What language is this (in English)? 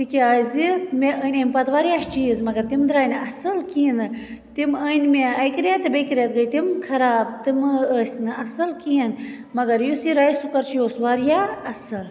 Kashmiri